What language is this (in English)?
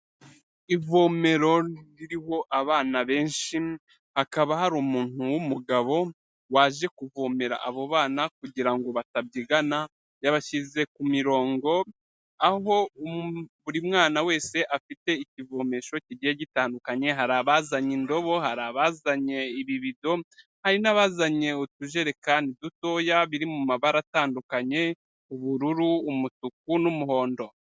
Kinyarwanda